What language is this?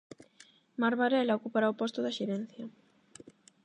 Galician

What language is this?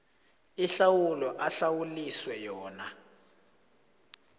South Ndebele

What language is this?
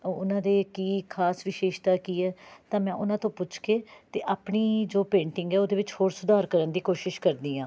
Punjabi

